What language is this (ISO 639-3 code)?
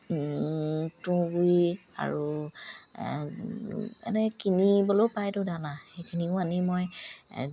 asm